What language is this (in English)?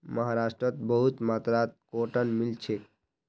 Magahi